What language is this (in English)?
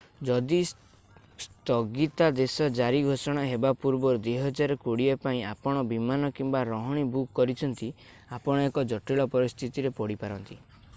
Odia